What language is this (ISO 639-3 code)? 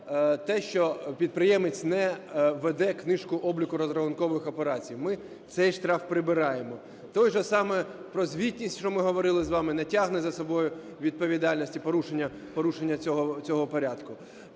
ukr